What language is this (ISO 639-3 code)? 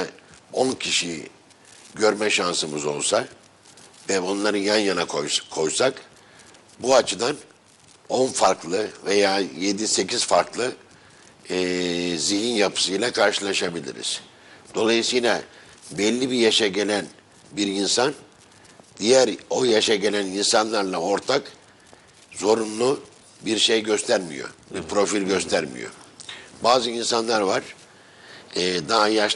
tur